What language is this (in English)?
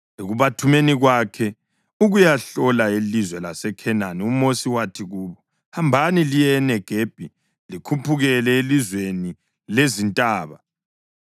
North Ndebele